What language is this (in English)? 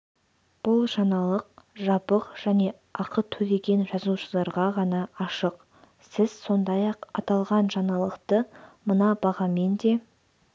Kazakh